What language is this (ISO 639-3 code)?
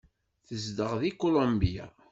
kab